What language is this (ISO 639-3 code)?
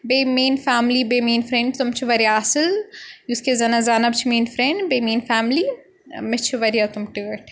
kas